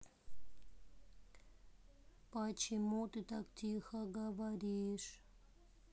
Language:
Russian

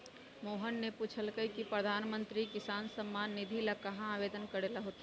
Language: Magahi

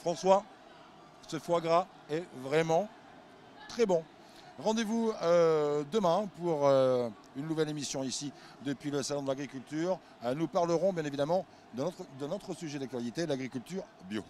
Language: French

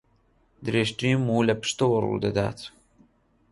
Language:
Central Kurdish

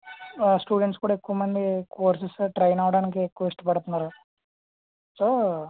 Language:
Telugu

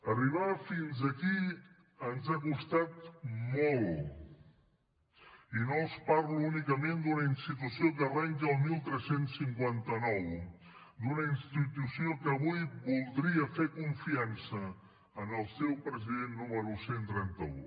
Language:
Catalan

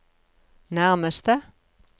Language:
Norwegian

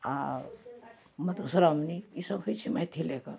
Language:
Maithili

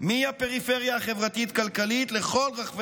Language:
Hebrew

